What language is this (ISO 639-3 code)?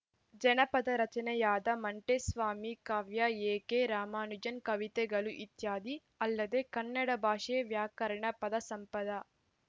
kan